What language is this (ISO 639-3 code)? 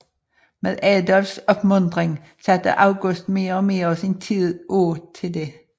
dan